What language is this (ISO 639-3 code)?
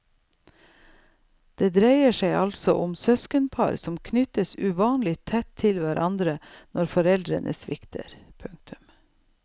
nor